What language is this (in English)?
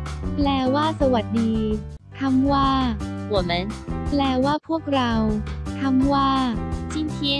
Thai